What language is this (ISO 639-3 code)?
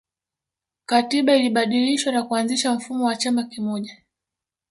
swa